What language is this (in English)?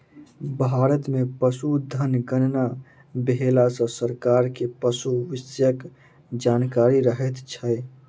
Maithili